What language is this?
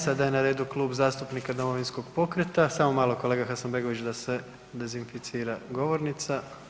Croatian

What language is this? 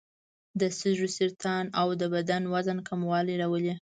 Pashto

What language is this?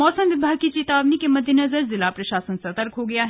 Hindi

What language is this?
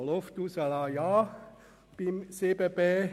Swiss German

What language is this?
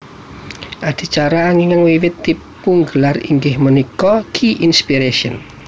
Javanese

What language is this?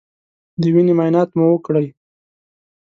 Pashto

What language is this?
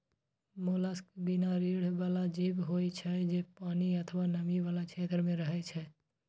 Maithili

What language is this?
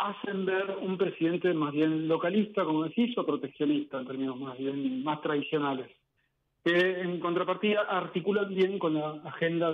Spanish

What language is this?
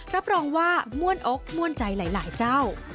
Thai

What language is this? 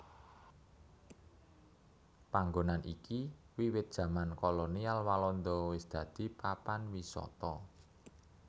Javanese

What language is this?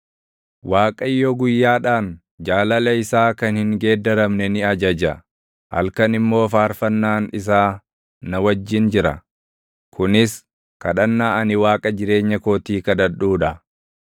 Oromo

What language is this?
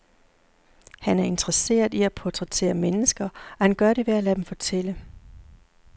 Danish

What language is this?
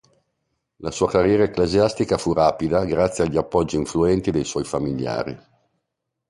Italian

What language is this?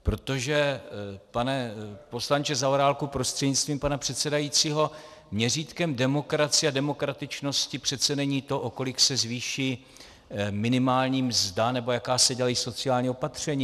Czech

